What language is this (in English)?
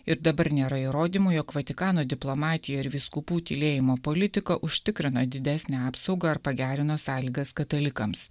Lithuanian